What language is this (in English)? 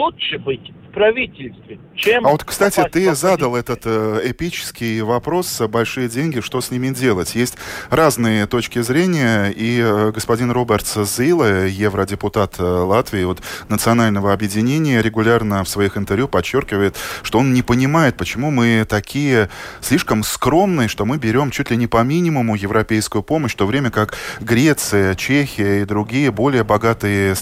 Russian